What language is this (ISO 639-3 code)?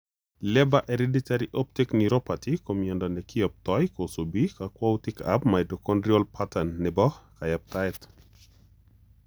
kln